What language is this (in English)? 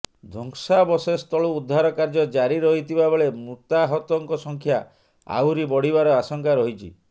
Odia